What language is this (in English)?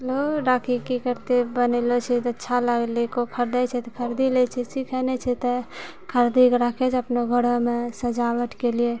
Maithili